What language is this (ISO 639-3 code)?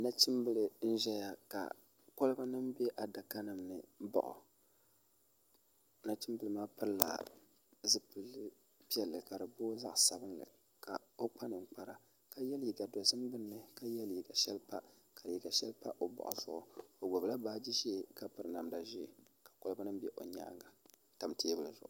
dag